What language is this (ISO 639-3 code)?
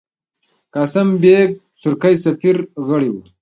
pus